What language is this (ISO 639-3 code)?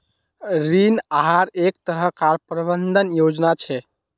mag